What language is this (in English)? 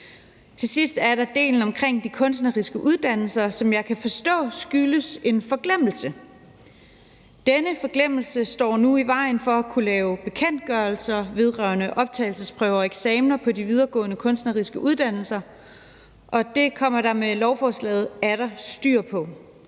Danish